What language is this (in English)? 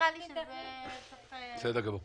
Hebrew